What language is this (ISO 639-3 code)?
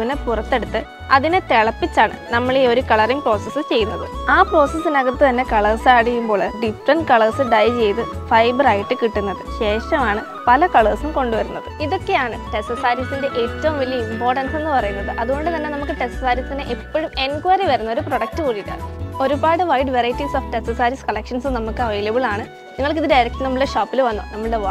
mal